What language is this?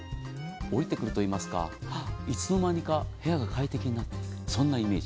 Japanese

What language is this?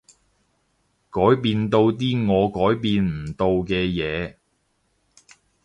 Cantonese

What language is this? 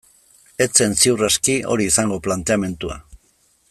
Basque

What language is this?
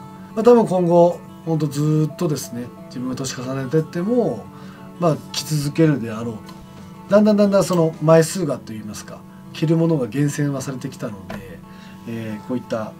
Japanese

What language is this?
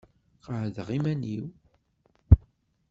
Kabyle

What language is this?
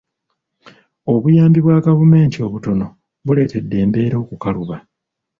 Ganda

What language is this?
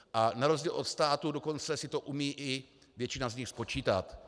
Czech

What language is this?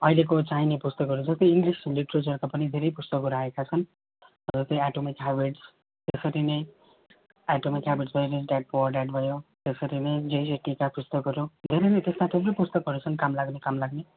Nepali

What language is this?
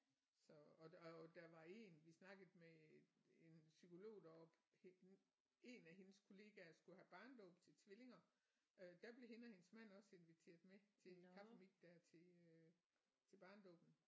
Danish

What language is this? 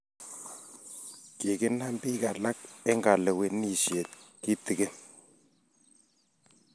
Kalenjin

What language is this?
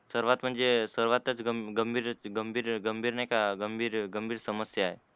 Marathi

